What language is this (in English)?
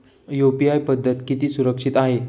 Marathi